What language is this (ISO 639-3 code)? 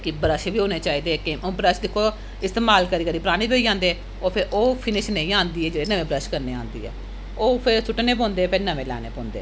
doi